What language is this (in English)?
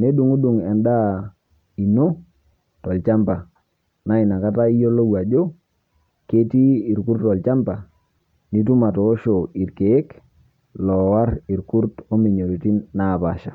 Masai